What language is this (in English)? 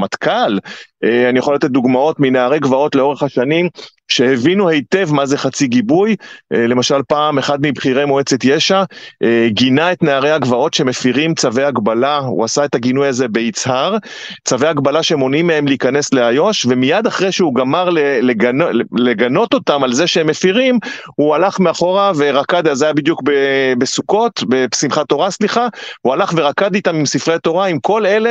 Hebrew